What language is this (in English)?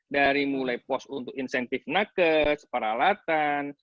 Indonesian